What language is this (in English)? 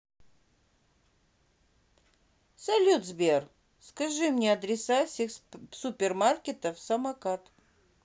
Russian